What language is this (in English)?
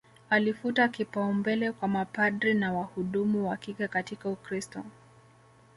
Swahili